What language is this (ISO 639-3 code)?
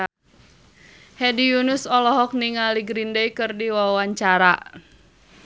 sun